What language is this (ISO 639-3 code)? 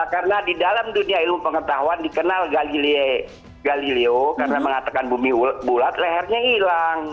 ind